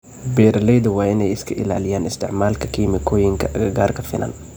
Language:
Somali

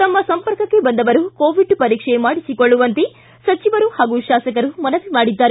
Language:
Kannada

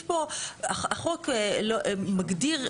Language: Hebrew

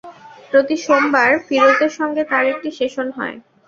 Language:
Bangla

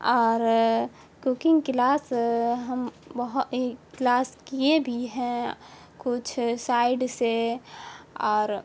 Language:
Urdu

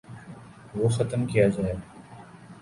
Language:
Urdu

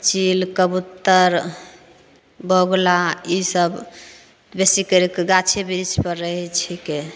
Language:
Maithili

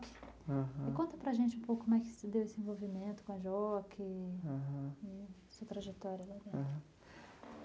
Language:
Portuguese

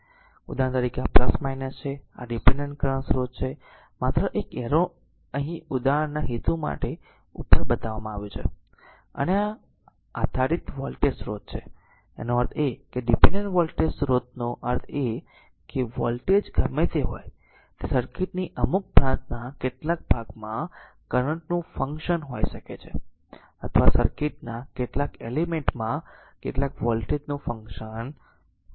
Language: Gujarati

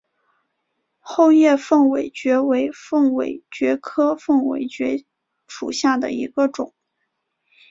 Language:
Chinese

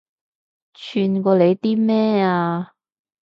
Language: Cantonese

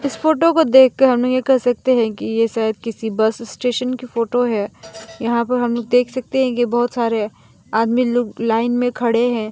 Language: Hindi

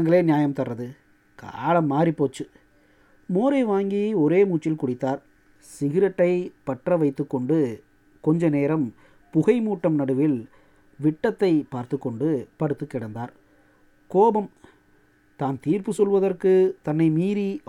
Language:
Tamil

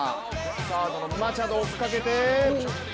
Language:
Japanese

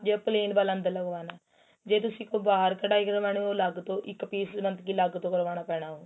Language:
Punjabi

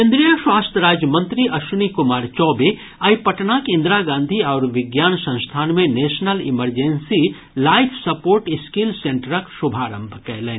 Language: Maithili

